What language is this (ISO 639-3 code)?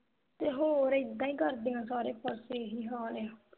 pan